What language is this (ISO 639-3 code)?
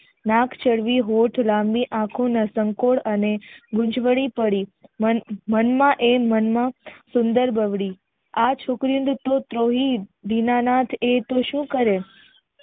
guj